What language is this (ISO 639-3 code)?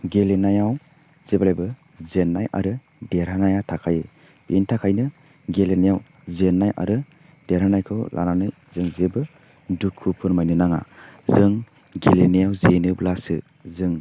brx